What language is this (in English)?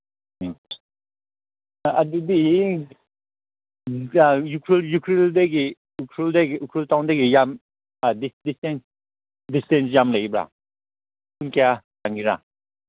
Manipuri